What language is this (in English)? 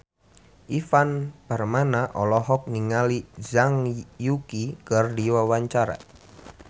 Sundanese